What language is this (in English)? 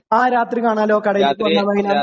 Malayalam